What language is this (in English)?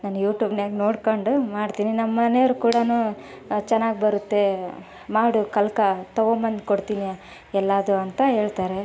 Kannada